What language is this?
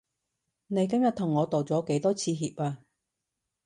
Cantonese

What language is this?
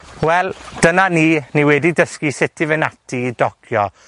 Welsh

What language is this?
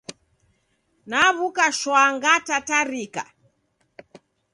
Taita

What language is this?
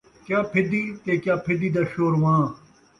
Saraiki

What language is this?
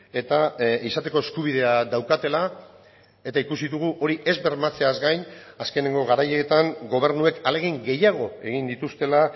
Basque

